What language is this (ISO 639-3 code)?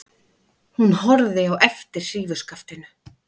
isl